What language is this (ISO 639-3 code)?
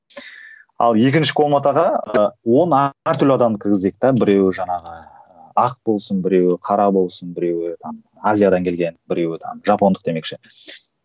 kaz